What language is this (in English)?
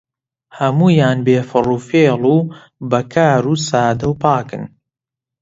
Central Kurdish